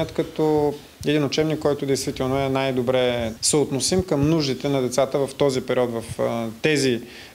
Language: Bulgarian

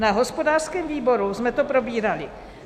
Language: Czech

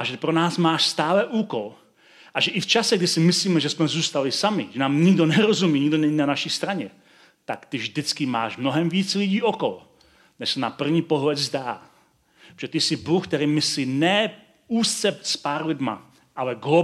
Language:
Czech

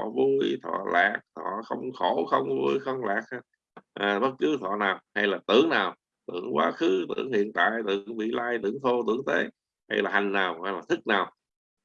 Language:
Vietnamese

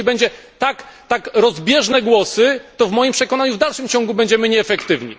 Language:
Polish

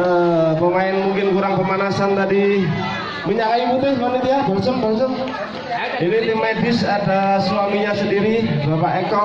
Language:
Indonesian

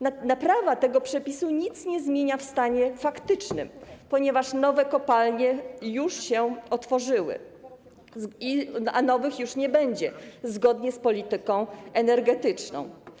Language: Polish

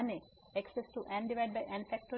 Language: Gujarati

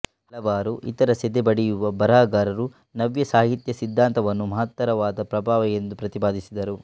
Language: Kannada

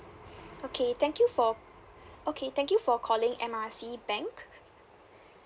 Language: English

